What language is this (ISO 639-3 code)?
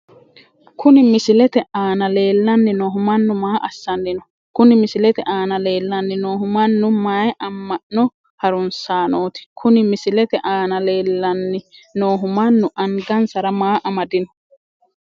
sid